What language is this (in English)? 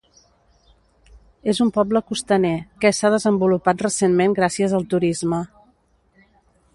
Catalan